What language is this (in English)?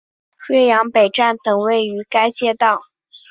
Chinese